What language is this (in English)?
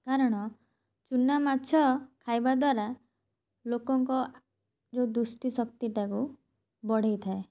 Odia